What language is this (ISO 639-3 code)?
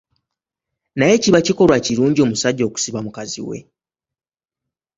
lug